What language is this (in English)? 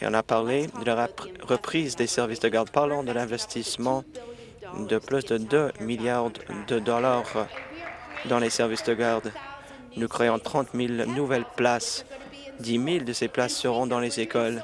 French